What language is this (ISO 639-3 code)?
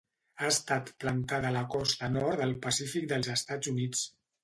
cat